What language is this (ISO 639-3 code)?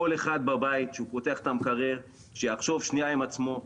heb